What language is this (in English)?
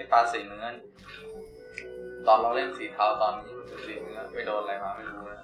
Thai